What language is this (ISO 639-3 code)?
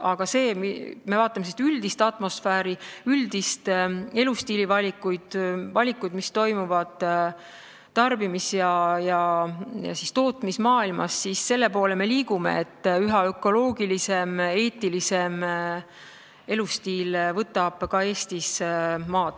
est